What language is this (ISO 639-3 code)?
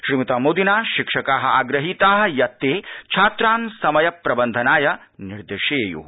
san